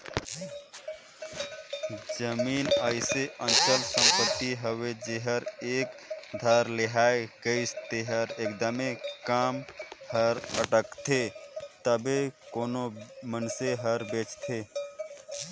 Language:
Chhattisgarhi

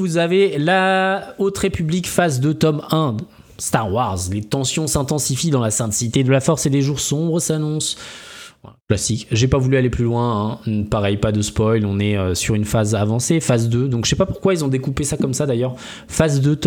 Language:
French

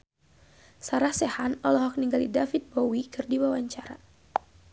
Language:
Sundanese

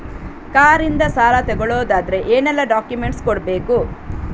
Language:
Kannada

